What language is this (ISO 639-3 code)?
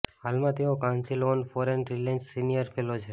guj